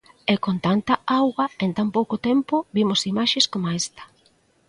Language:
Galician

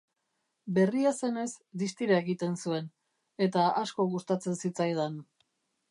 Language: Basque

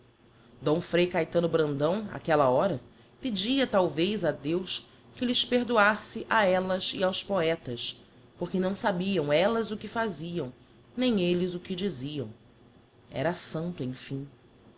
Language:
Portuguese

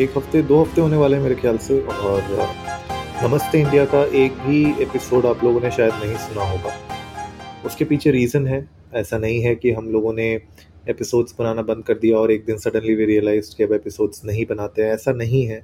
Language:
Hindi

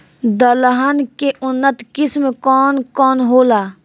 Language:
Bhojpuri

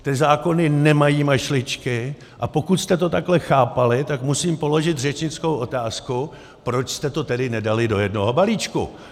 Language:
Czech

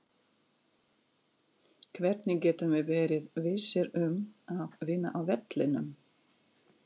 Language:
Icelandic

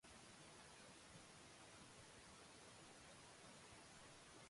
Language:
Japanese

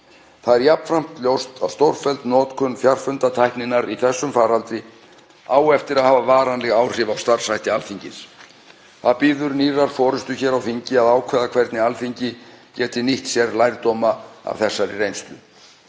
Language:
Icelandic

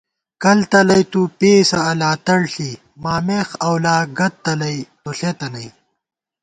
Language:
Gawar-Bati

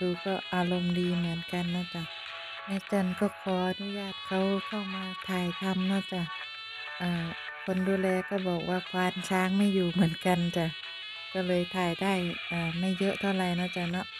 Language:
Thai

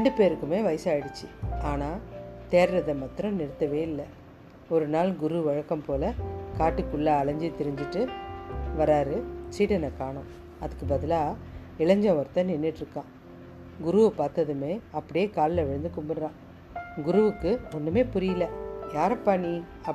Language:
Tamil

